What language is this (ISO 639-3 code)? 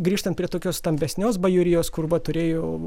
lit